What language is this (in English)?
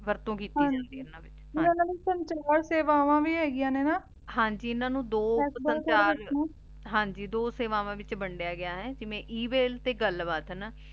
Punjabi